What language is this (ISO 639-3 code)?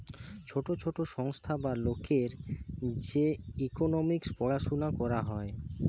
ben